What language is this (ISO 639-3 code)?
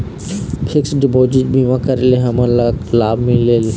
hne